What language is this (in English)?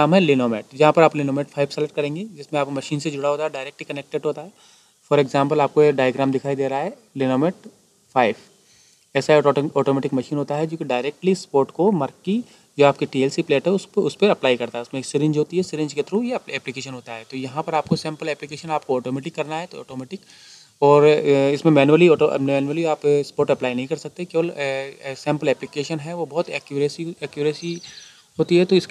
Hindi